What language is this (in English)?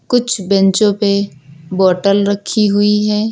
Hindi